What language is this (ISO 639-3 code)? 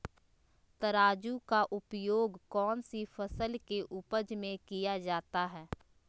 mag